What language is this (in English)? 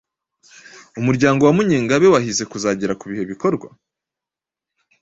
Kinyarwanda